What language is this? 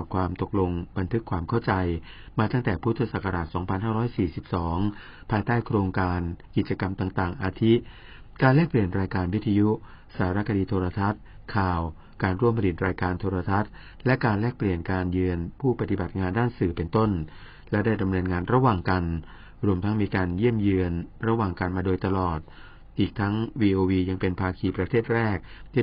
Thai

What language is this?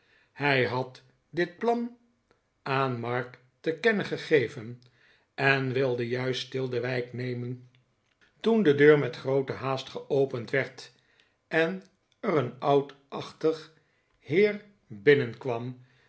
Dutch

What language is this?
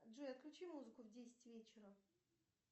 Russian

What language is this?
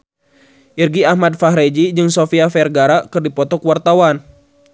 Sundanese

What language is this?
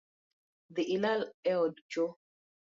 Luo (Kenya and Tanzania)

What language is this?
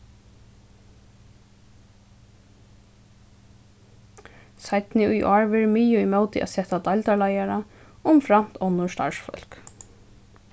Faroese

